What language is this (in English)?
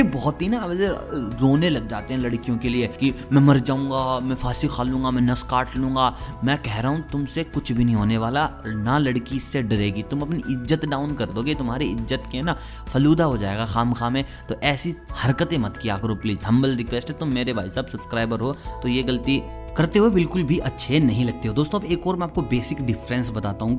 Hindi